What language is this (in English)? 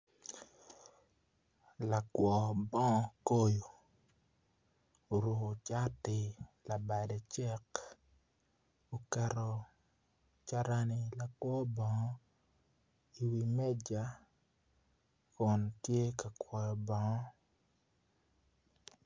Acoli